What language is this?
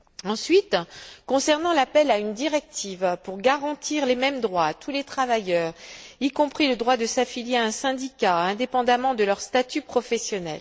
French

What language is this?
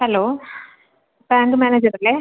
Malayalam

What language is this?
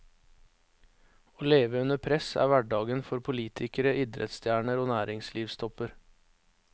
Norwegian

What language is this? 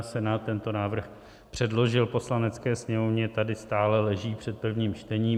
Czech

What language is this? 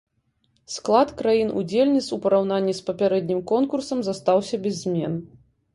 Belarusian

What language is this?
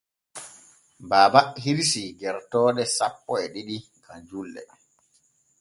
Borgu Fulfulde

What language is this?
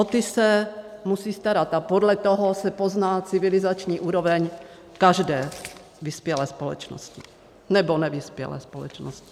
Czech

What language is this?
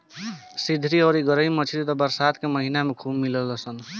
Bhojpuri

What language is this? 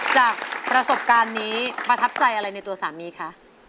Thai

